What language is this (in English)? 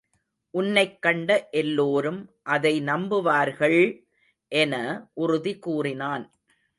Tamil